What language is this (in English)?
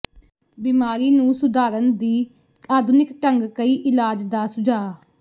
Punjabi